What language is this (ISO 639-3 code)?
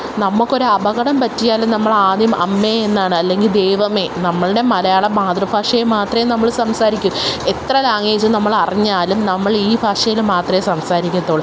mal